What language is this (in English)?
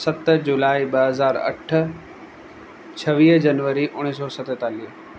Sindhi